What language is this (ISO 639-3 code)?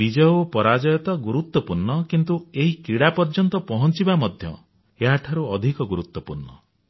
ori